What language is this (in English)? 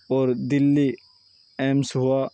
Urdu